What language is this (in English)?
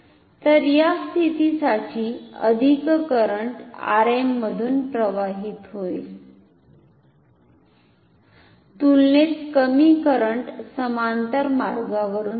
Marathi